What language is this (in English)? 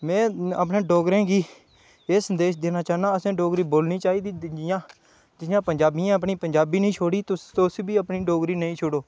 Dogri